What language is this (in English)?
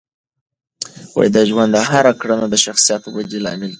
Pashto